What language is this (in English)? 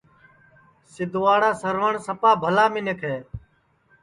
Sansi